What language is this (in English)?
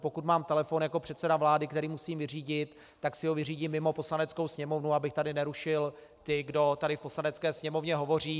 Czech